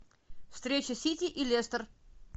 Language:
Russian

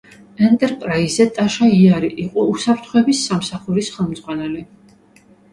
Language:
Georgian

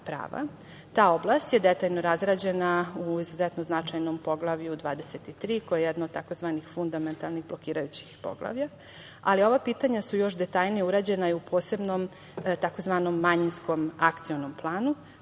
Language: Serbian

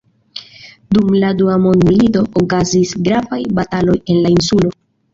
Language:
Esperanto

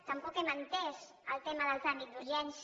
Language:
Catalan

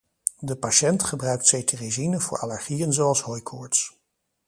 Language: Dutch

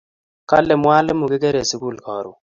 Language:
Kalenjin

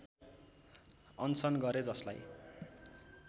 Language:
Nepali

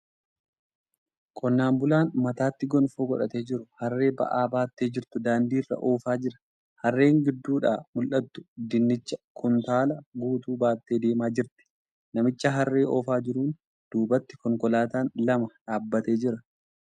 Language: Oromo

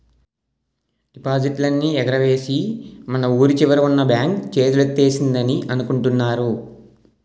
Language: Telugu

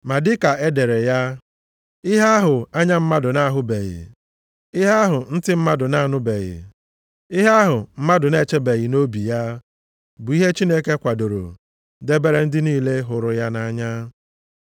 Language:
Igbo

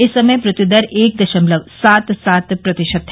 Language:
Hindi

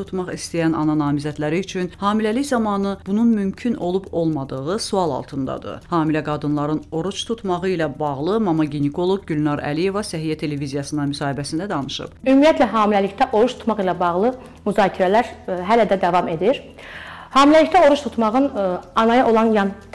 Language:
Turkish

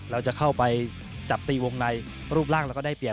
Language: Thai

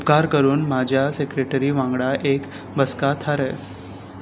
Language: Konkani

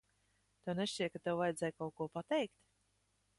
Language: Latvian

